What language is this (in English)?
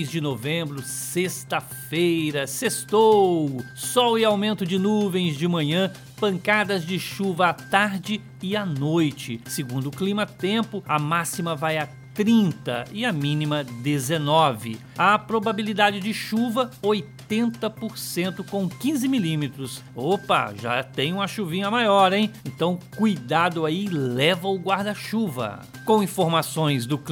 Portuguese